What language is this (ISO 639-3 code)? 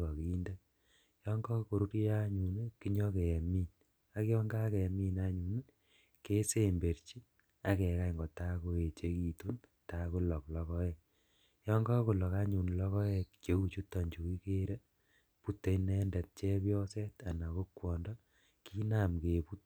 kln